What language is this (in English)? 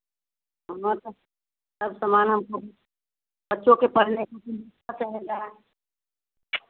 Hindi